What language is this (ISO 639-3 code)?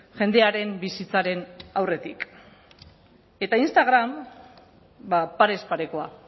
eus